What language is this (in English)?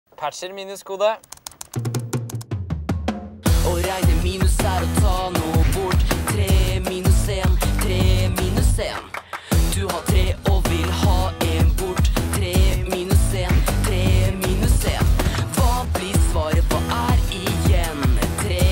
Czech